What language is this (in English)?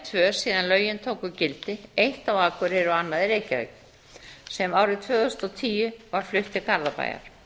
Icelandic